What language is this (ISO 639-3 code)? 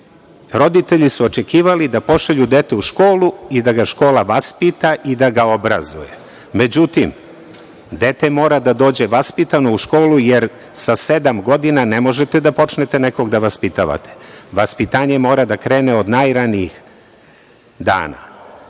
srp